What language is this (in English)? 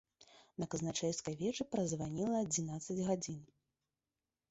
Belarusian